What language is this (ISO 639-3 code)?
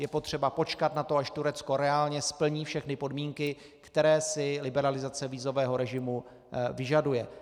ces